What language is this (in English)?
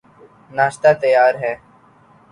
Urdu